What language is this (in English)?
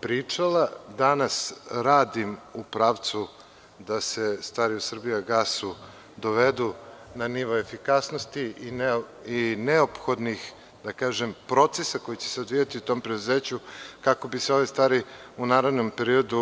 Serbian